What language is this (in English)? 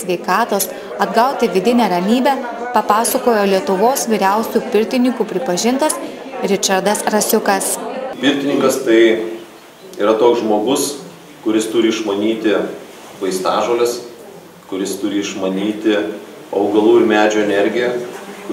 Lithuanian